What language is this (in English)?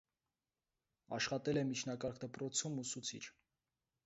Armenian